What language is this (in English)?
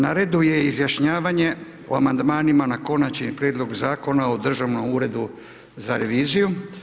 Croatian